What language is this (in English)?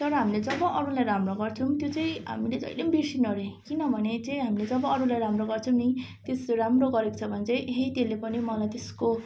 Nepali